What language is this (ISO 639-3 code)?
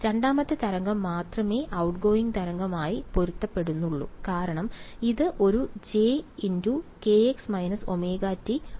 mal